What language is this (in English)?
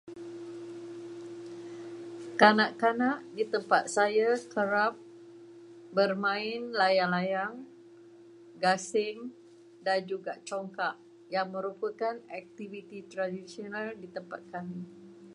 Malay